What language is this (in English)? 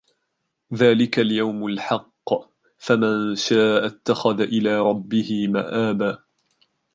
Arabic